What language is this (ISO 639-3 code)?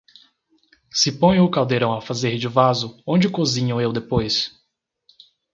por